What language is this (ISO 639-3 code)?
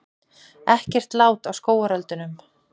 isl